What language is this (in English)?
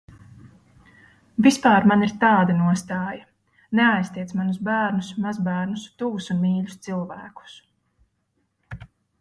Latvian